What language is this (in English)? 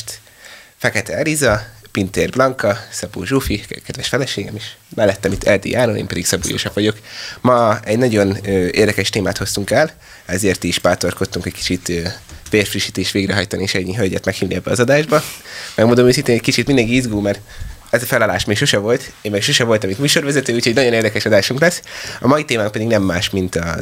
Hungarian